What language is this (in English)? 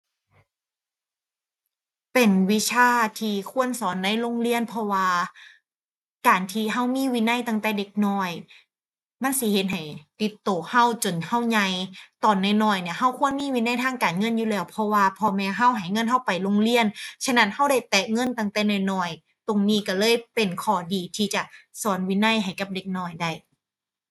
Thai